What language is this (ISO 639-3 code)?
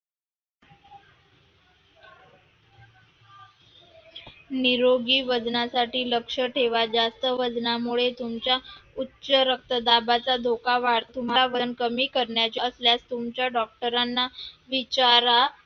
mar